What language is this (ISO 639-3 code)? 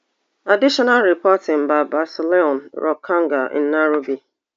pcm